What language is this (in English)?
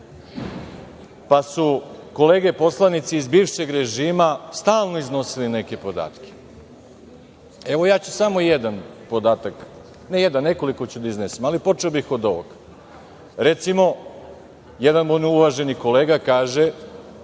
Serbian